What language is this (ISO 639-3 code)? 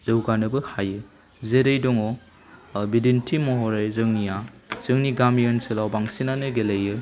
brx